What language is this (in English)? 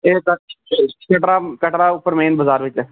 Dogri